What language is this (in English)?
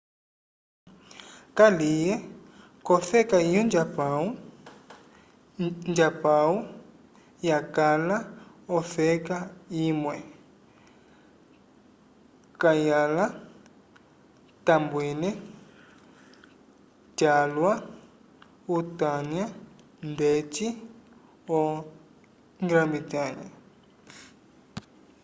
Umbundu